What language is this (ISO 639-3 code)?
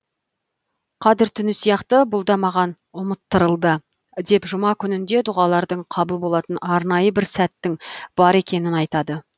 kaz